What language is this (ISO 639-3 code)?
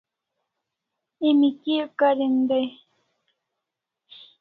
kls